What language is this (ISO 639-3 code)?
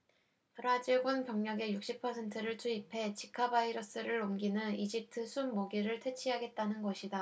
kor